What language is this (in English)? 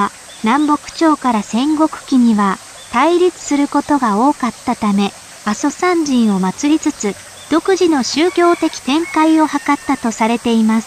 Japanese